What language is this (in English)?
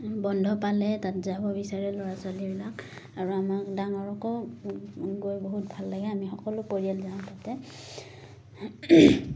Assamese